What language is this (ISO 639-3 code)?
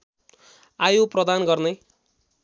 nep